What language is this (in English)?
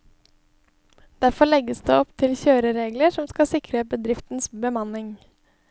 Norwegian